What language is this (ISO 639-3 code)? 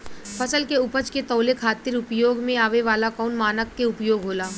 bho